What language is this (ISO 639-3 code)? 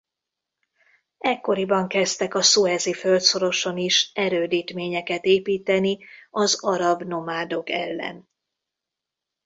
hun